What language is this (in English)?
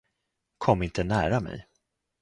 Swedish